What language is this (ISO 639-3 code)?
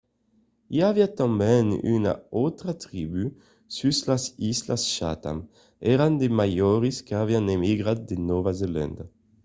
oci